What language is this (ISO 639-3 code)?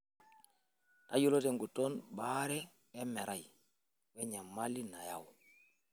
mas